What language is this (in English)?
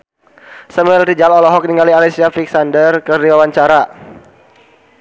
Sundanese